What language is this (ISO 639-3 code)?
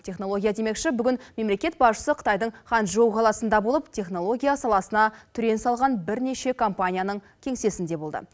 kaz